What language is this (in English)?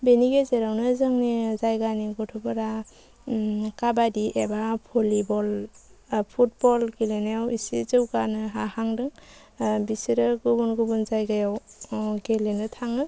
Bodo